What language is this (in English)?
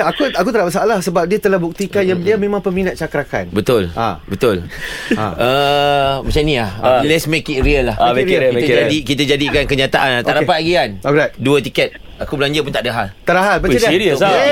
Malay